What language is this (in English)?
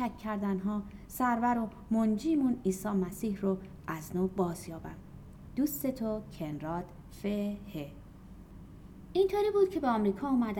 Persian